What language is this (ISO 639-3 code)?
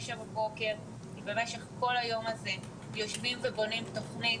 heb